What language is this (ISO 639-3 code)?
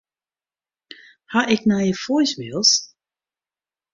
fry